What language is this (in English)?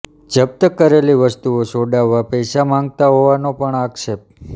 Gujarati